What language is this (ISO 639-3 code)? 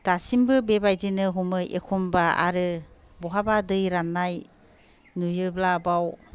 brx